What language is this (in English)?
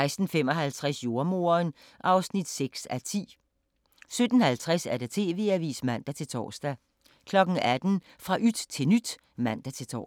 Danish